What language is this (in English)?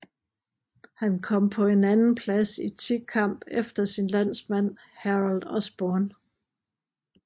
Danish